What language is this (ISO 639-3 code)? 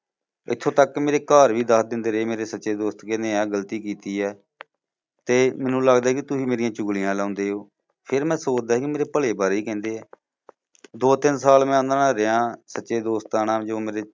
pan